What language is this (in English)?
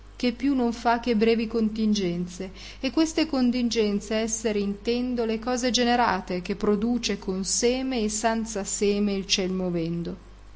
Italian